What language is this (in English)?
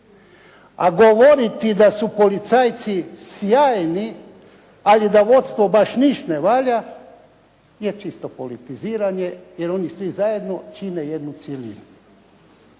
Croatian